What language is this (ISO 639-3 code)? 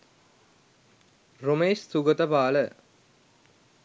sin